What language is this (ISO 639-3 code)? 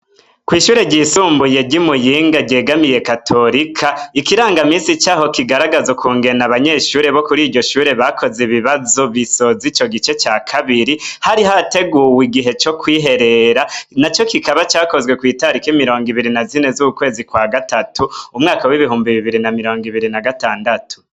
run